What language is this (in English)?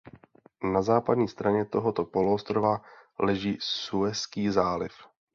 Czech